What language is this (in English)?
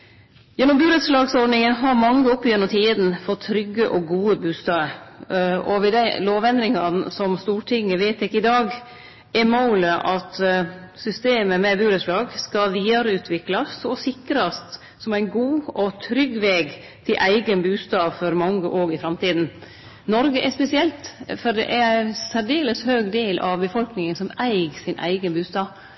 Norwegian Nynorsk